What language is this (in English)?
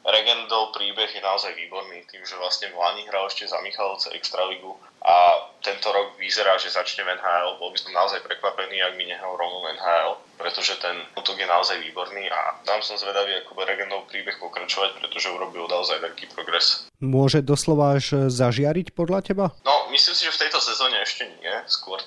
Slovak